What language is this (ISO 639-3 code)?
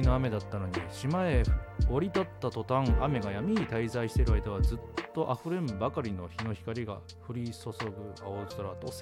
jpn